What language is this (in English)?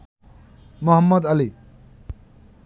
Bangla